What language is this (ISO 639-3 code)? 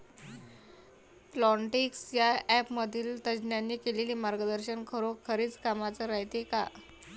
mar